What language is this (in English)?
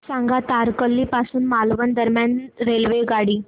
Marathi